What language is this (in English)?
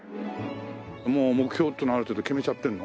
Japanese